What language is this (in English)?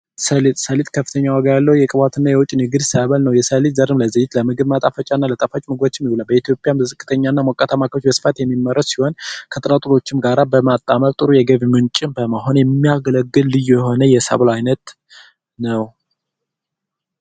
Amharic